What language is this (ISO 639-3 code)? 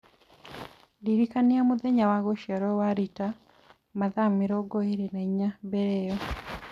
kik